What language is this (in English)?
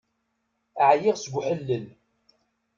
Kabyle